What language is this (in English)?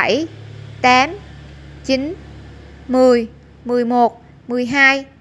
Vietnamese